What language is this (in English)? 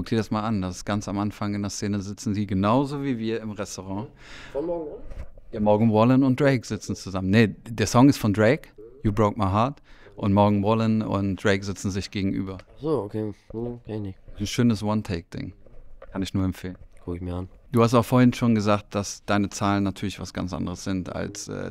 German